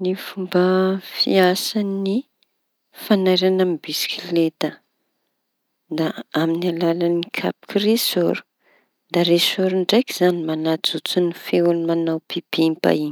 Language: Tanosy Malagasy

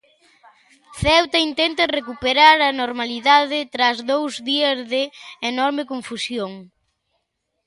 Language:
Galician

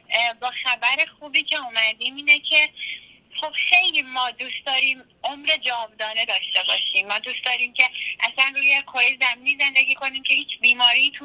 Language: Persian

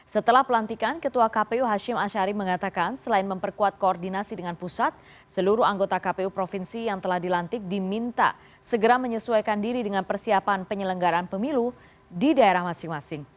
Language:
Indonesian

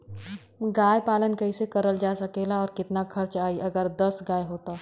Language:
Bhojpuri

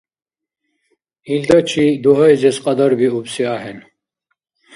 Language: Dargwa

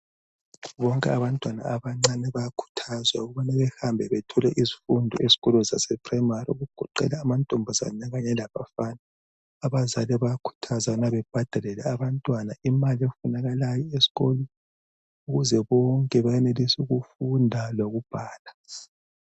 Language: North Ndebele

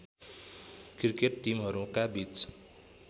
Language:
Nepali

